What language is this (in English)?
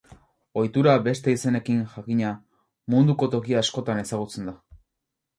Basque